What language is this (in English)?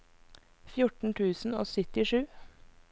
Norwegian